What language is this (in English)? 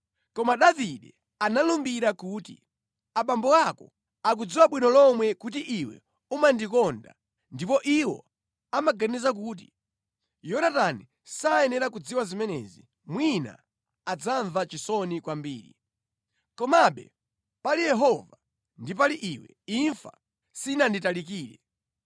Nyanja